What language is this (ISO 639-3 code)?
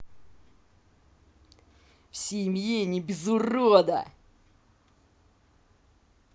rus